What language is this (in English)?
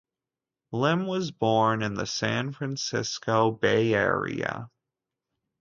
English